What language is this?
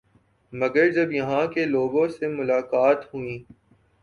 Urdu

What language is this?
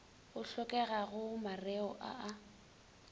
Northern Sotho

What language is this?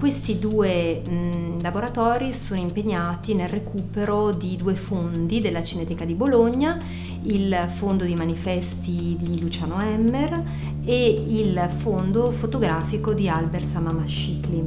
Italian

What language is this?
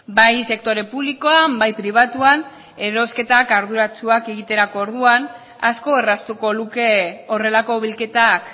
Basque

